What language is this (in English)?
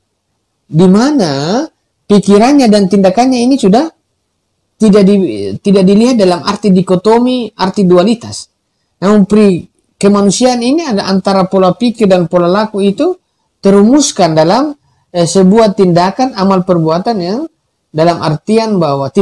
Indonesian